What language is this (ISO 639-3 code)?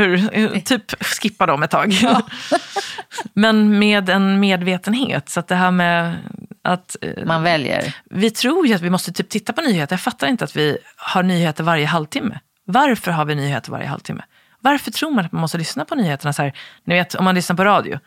swe